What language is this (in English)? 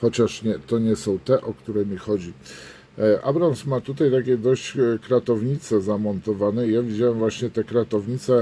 Polish